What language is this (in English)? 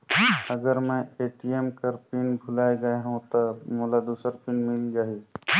Chhattisgarhi